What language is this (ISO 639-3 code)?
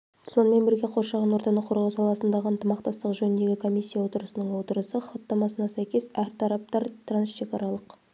kaz